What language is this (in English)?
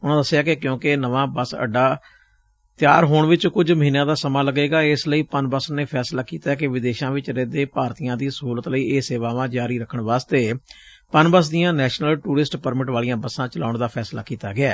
Punjabi